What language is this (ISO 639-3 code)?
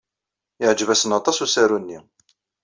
kab